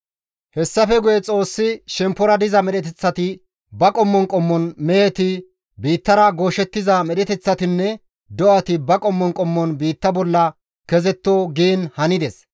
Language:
Gamo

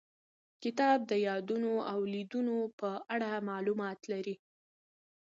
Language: Pashto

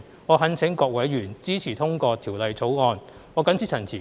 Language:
Cantonese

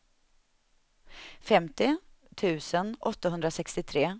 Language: Swedish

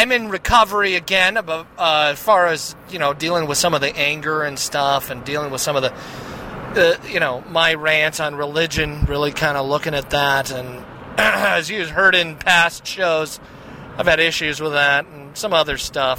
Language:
English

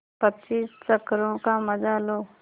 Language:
Hindi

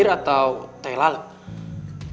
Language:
Indonesian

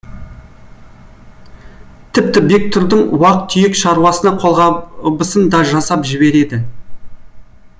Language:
Kazakh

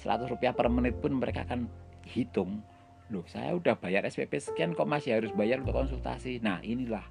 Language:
Indonesian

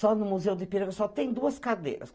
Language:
Portuguese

